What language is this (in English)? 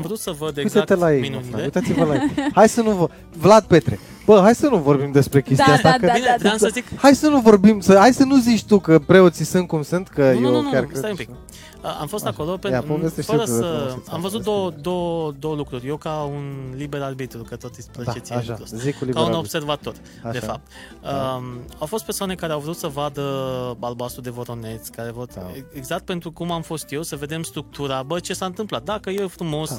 Romanian